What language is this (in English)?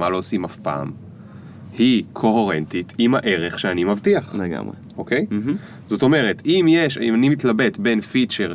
Hebrew